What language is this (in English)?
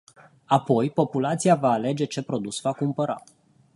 Romanian